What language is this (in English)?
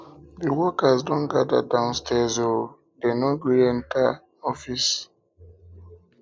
Nigerian Pidgin